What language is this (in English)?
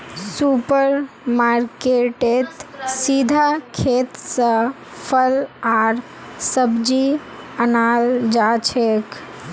Magahi